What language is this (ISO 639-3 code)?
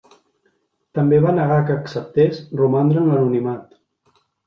cat